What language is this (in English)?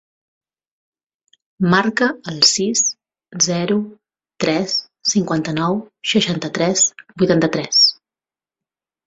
Catalan